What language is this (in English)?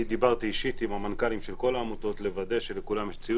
Hebrew